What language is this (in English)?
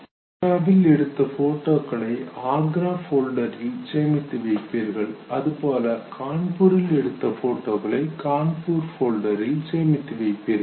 Tamil